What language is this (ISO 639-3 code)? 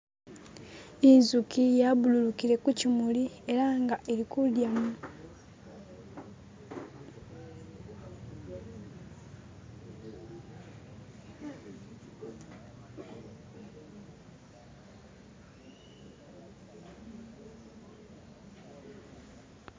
myx